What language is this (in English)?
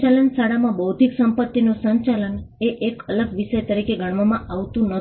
Gujarati